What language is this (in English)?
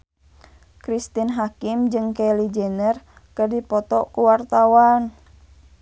Sundanese